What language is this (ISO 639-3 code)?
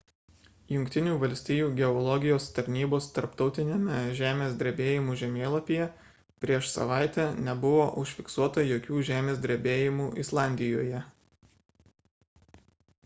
lit